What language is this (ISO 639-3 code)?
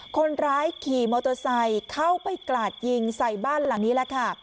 tha